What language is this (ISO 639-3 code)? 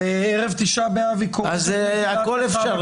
heb